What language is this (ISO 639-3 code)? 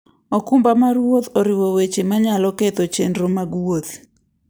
luo